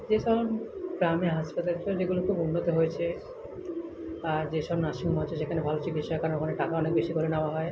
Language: Bangla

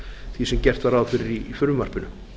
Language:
Icelandic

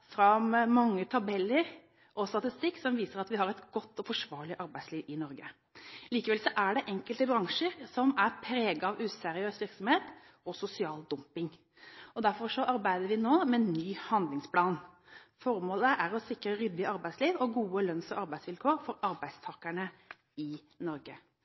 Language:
Norwegian Bokmål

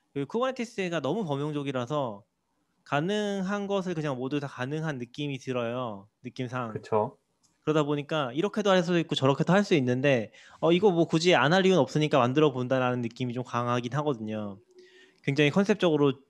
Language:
Korean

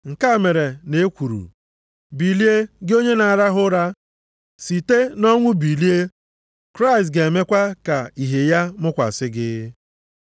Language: Igbo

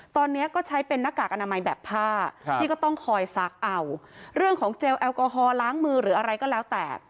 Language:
Thai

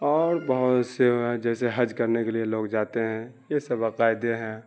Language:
Urdu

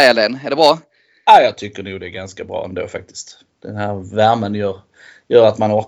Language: Swedish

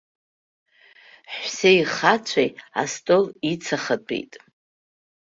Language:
Abkhazian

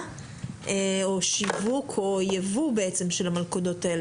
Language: Hebrew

